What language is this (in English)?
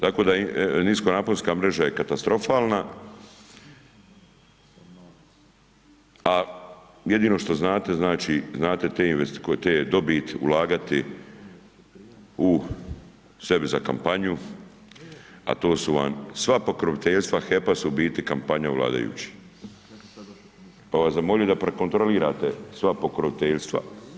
Croatian